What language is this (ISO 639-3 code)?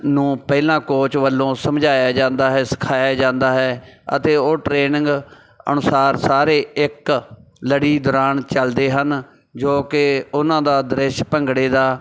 pan